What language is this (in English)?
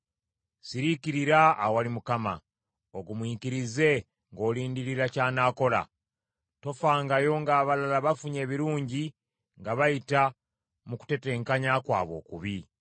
Ganda